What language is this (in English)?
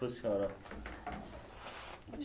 Portuguese